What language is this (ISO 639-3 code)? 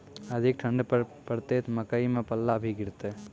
mai